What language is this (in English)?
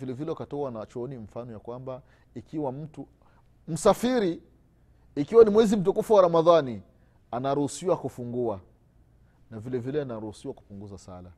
Swahili